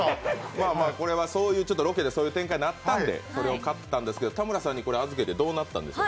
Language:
Japanese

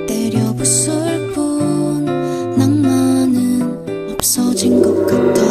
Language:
Korean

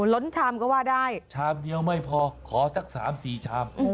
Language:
Thai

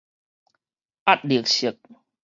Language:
Min Nan Chinese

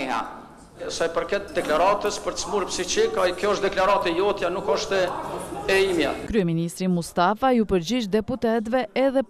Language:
Romanian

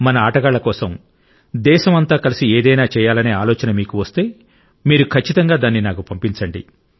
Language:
Telugu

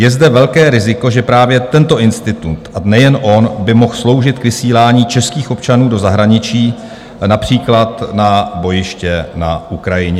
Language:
Czech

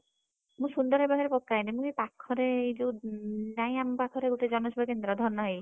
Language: Odia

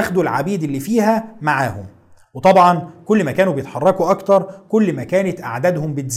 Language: Arabic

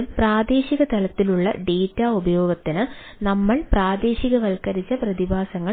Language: Malayalam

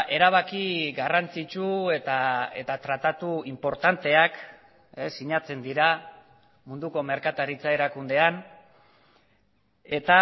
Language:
Basque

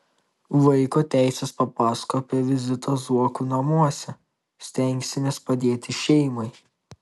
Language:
Lithuanian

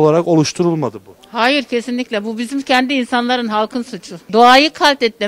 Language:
Turkish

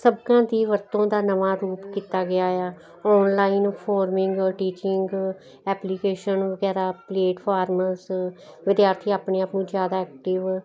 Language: Punjabi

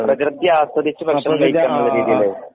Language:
Malayalam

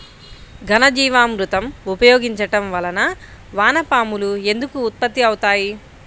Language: Telugu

